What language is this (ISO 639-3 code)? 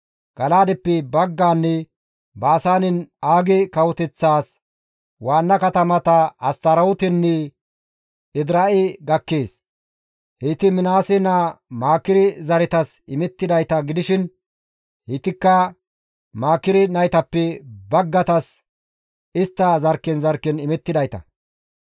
gmv